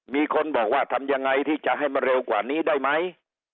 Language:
Thai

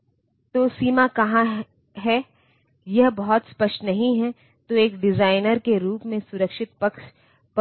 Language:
Hindi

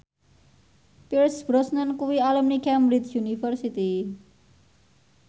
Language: Javanese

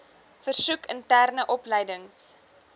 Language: Afrikaans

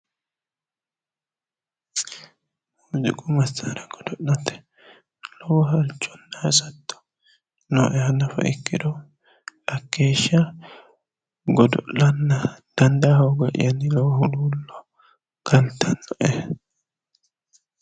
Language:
Sidamo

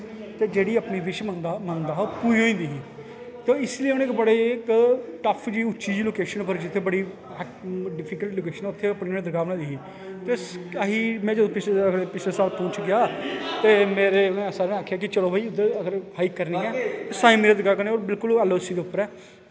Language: Dogri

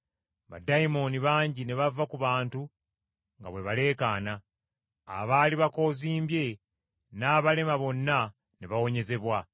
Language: Ganda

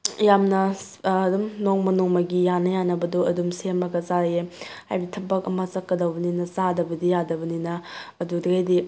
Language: Manipuri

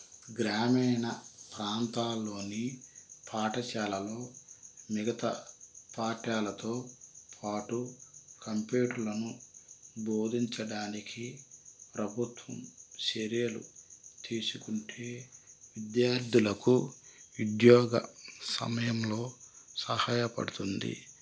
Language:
Telugu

